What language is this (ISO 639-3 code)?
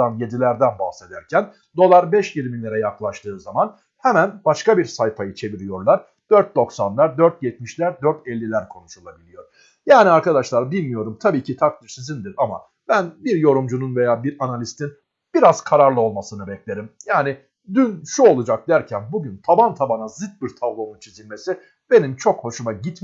tur